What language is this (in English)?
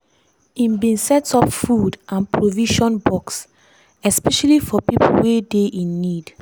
Nigerian Pidgin